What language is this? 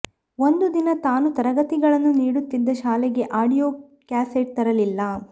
Kannada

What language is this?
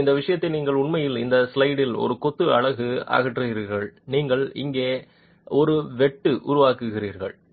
Tamil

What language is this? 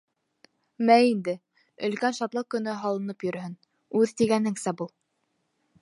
Bashkir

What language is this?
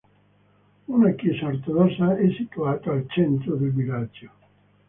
Italian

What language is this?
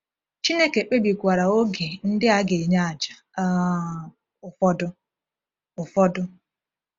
Igbo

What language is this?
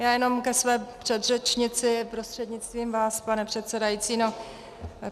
Czech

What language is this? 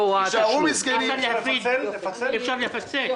Hebrew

